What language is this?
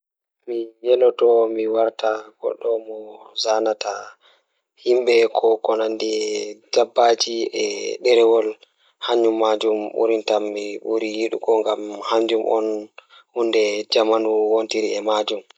Fula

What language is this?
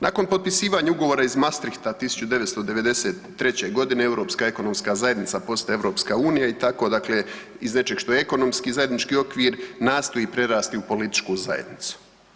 Croatian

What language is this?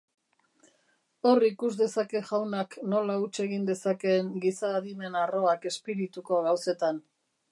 Basque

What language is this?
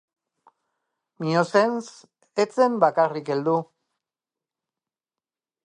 Basque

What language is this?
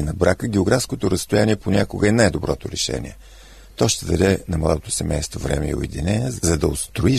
Bulgarian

